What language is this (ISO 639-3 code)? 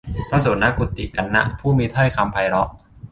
tha